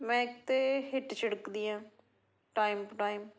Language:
Punjabi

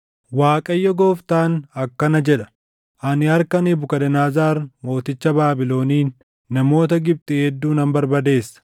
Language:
Oromo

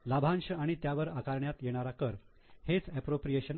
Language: Marathi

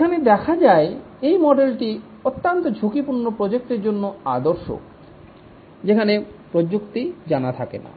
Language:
Bangla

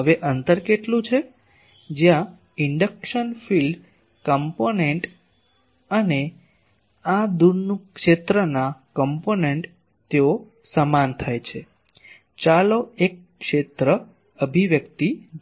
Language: Gujarati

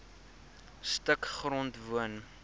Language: Afrikaans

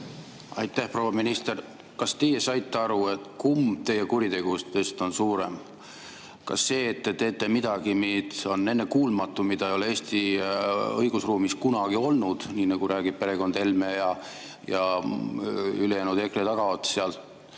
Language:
Estonian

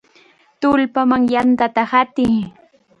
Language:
Chiquián Ancash Quechua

